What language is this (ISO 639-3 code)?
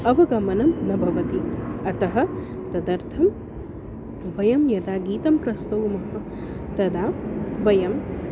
san